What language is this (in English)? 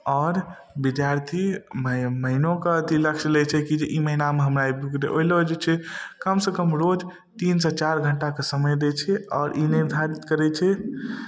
Maithili